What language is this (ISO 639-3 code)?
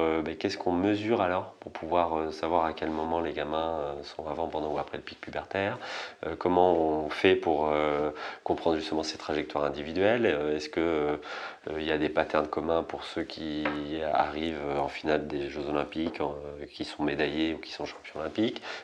fra